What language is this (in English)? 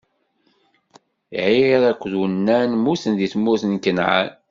Kabyle